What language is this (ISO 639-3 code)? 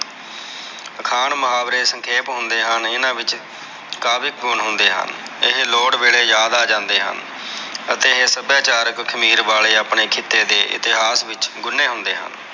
pan